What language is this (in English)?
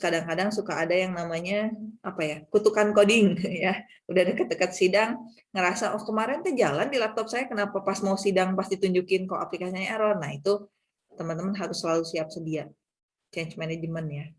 Indonesian